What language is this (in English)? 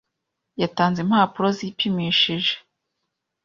Kinyarwanda